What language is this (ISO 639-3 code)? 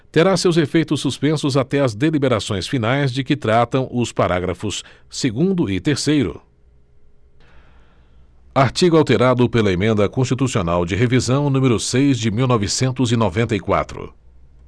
por